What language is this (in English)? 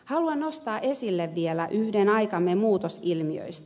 Finnish